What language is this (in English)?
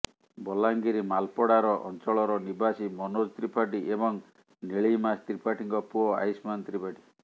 Odia